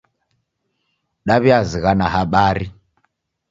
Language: Taita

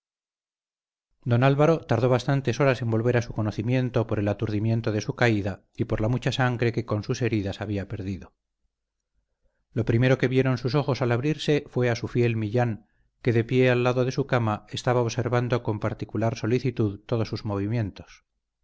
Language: Spanish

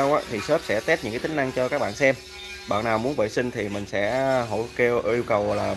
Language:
Vietnamese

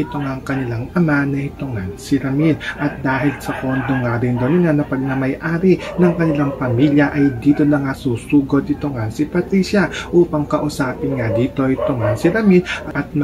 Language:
Filipino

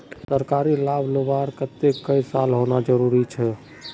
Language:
Magahi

